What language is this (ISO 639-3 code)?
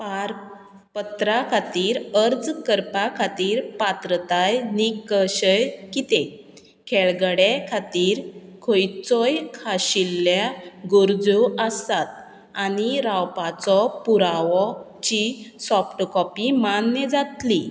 kok